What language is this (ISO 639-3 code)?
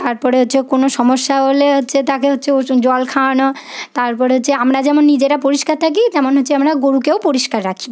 ben